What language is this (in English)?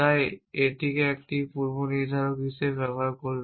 Bangla